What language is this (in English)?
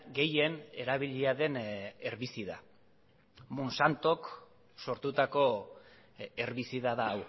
Basque